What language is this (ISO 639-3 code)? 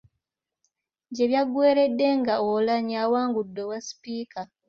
lug